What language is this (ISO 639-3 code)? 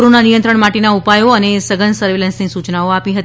guj